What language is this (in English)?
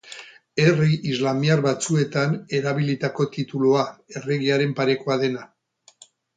Basque